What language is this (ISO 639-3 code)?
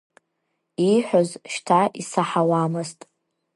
abk